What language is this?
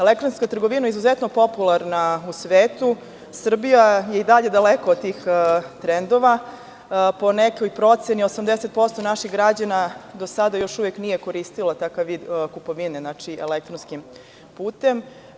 Serbian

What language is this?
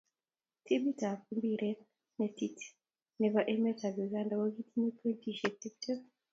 Kalenjin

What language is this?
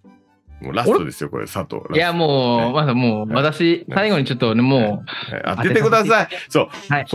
Japanese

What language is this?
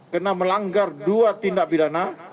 Indonesian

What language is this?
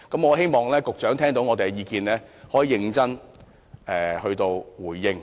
Cantonese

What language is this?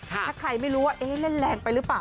Thai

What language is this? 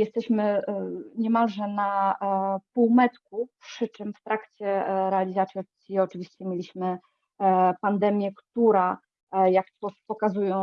Polish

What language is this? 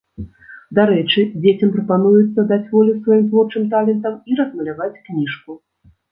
Belarusian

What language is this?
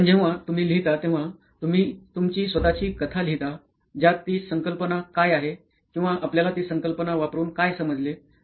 Marathi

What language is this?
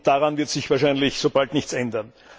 German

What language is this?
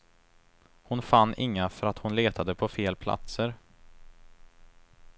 Swedish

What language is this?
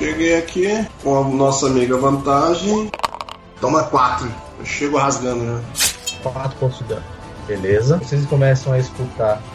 Portuguese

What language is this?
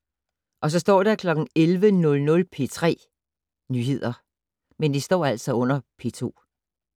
Danish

